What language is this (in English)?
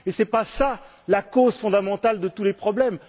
French